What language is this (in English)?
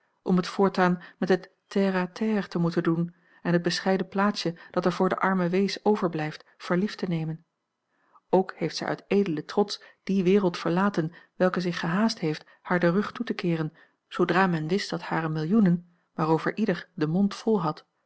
Dutch